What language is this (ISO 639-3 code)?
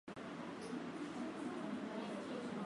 swa